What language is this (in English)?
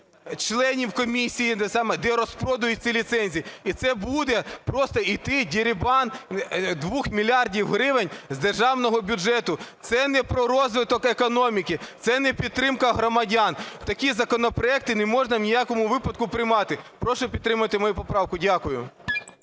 Ukrainian